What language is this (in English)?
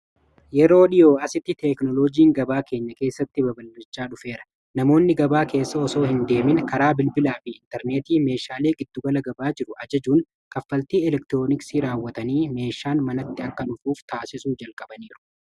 Oromo